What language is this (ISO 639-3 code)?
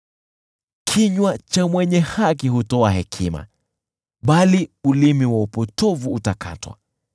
swa